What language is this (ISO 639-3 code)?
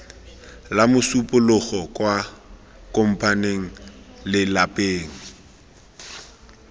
tsn